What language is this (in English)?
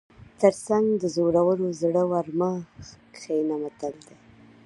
Pashto